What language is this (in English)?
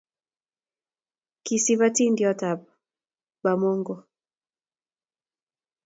Kalenjin